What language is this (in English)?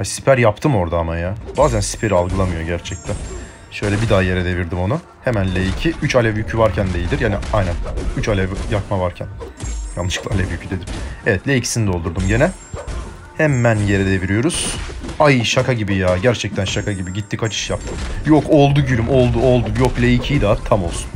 Turkish